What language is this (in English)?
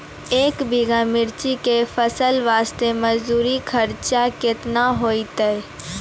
Maithili